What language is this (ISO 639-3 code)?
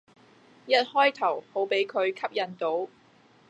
yue